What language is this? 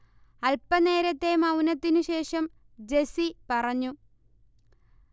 Malayalam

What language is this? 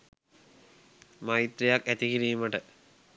Sinhala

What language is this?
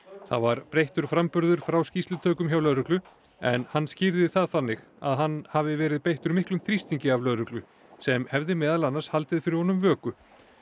Icelandic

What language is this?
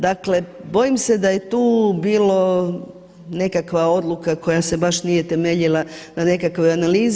Croatian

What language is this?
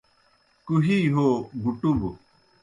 Kohistani Shina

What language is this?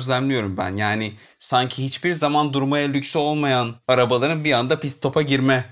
Turkish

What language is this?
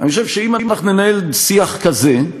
Hebrew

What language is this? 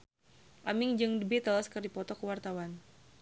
Sundanese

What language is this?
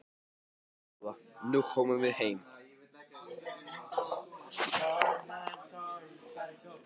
Icelandic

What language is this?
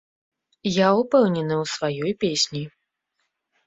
Belarusian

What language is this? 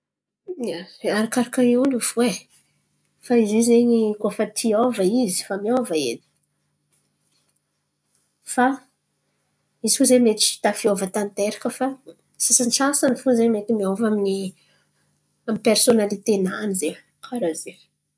Antankarana Malagasy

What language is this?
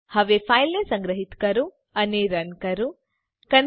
Gujarati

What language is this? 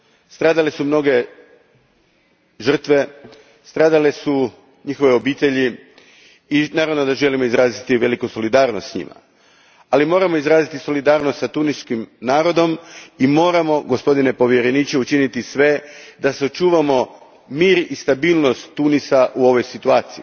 Croatian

